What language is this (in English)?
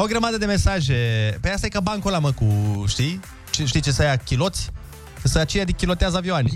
Romanian